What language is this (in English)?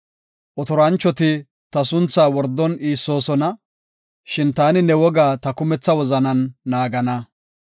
Gofa